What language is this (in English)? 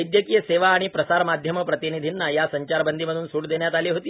Marathi